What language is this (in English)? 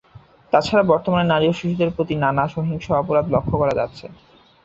Bangla